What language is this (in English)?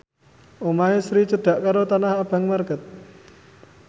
Javanese